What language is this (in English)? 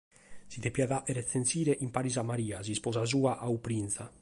Sardinian